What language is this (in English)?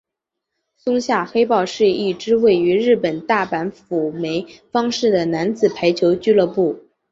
Chinese